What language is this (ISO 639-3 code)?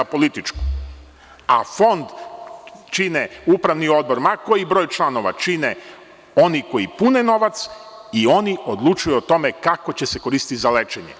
srp